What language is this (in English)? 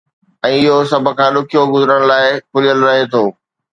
Sindhi